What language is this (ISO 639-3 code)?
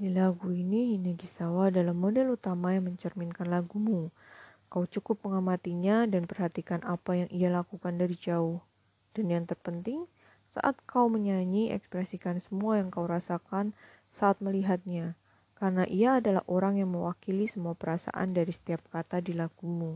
ind